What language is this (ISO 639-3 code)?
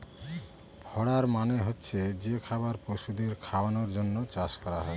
ben